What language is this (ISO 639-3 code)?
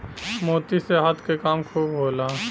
bho